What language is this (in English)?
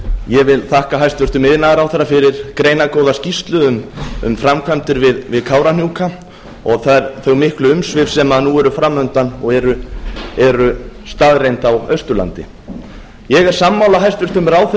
Icelandic